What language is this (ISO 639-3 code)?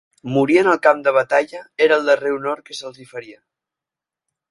cat